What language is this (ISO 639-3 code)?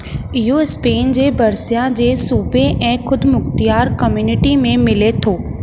snd